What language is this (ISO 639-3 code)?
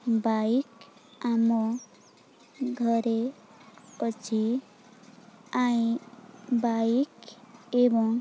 ori